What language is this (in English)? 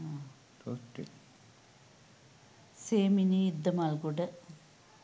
Sinhala